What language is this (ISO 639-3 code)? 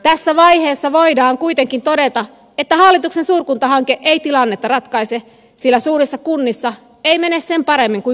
fin